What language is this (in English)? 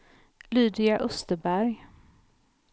Swedish